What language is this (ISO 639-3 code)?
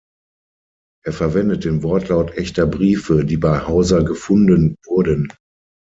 deu